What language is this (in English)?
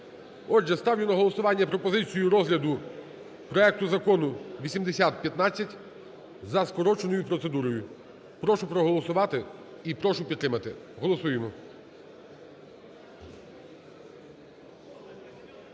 Ukrainian